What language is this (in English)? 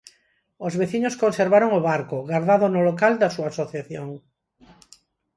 Galician